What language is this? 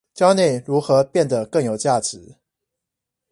Chinese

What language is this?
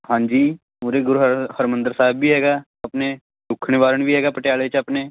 Punjabi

